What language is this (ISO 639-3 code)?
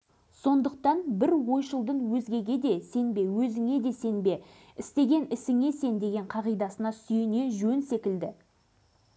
kaz